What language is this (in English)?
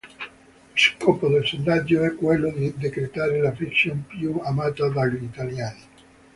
Italian